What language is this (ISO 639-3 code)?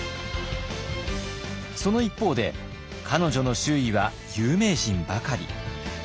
jpn